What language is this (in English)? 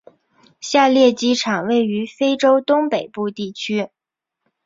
Chinese